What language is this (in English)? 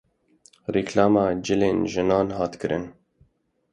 Kurdish